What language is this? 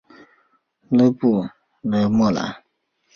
Chinese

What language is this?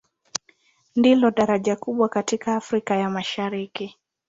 Swahili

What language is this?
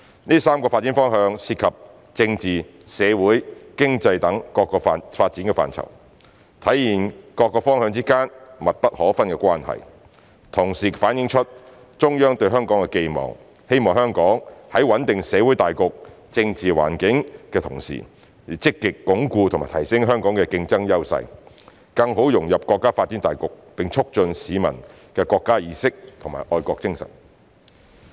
Cantonese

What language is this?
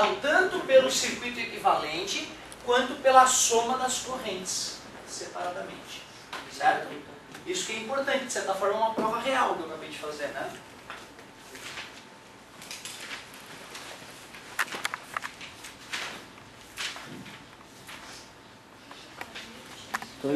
Portuguese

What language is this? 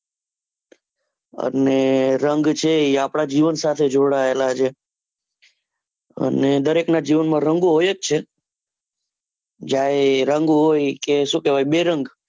Gujarati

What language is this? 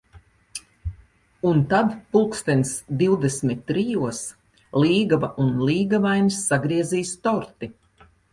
Latvian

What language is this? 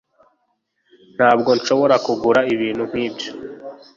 Kinyarwanda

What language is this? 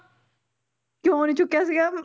Punjabi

